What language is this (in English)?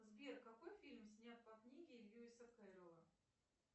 Russian